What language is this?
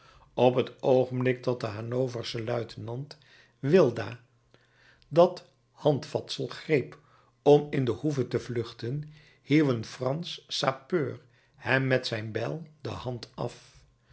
Dutch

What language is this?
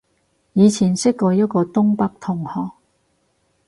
Cantonese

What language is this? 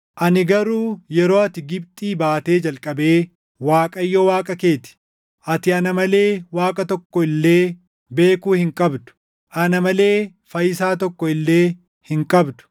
Oromo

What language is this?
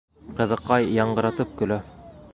Bashkir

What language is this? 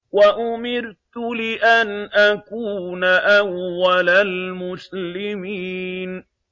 Arabic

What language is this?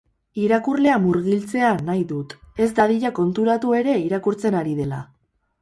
Basque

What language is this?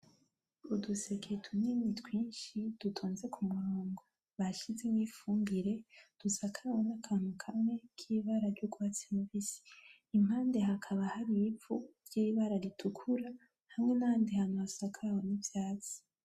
Rundi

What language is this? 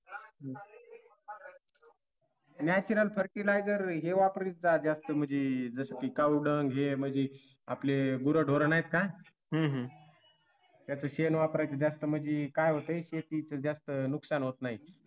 Marathi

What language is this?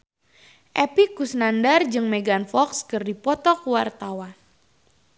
Sundanese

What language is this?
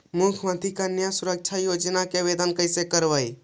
Magahi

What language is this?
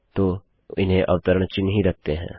Hindi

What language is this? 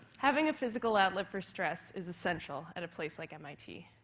English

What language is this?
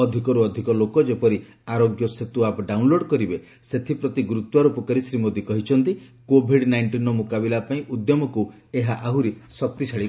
Odia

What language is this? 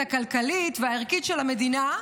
Hebrew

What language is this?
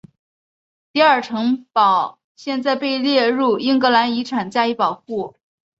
Chinese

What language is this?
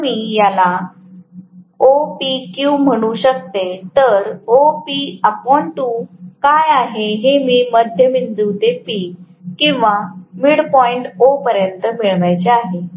Marathi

